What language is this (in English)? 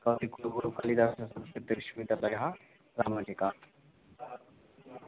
Sanskrit